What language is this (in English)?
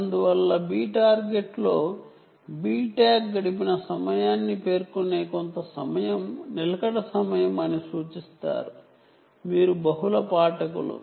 Telugu